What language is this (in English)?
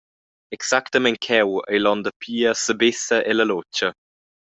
Romansh